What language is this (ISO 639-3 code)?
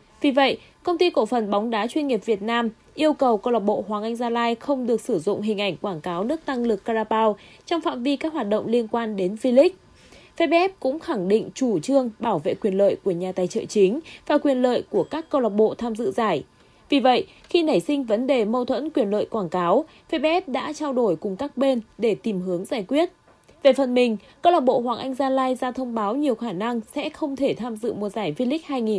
vie